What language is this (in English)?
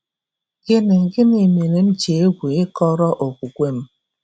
Igbo